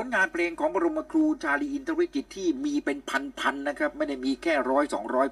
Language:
Thai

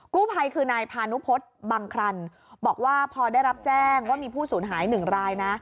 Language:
Thai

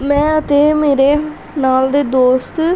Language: Punjabi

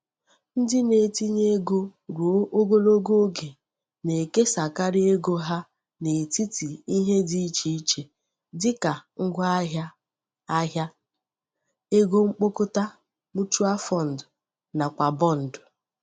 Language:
Igbo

